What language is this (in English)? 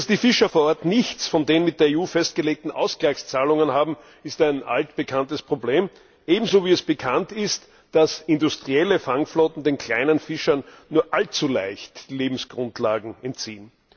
German